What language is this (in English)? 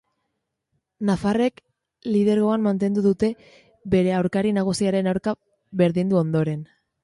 Basque